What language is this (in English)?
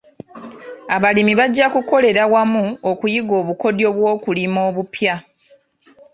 Ganda